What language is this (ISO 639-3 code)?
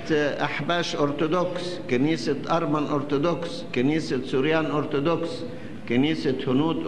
ara